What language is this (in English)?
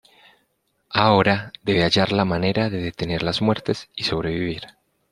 Spanish